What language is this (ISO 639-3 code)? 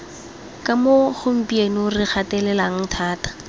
tsn